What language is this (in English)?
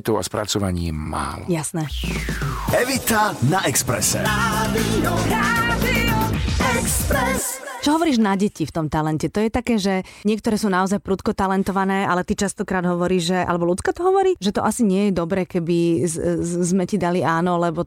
Slovak